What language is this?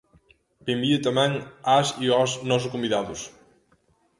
Galician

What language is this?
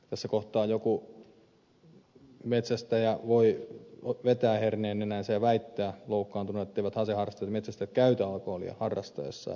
Finnish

